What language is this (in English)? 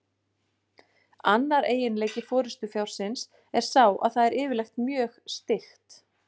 Icelandic